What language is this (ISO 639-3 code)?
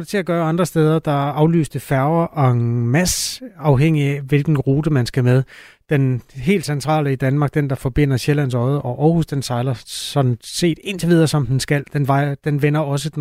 dan